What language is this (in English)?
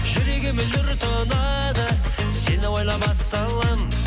Kazakh